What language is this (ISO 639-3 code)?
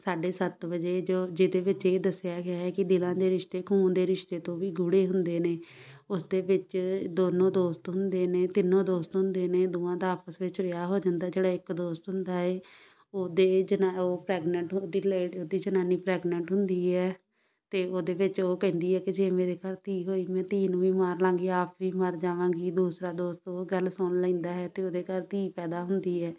pan